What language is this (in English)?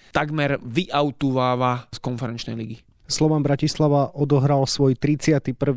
Slovak